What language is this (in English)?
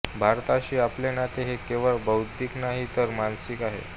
Marathi